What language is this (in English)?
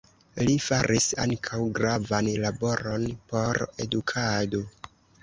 Esperanto